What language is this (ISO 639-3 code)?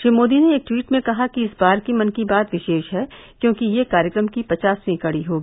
hin